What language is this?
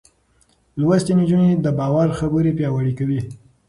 Pashto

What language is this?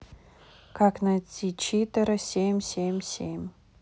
Russian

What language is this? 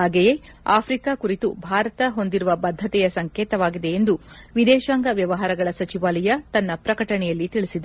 Kannada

